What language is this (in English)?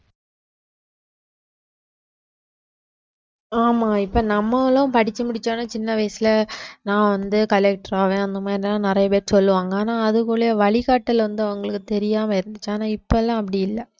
Tamil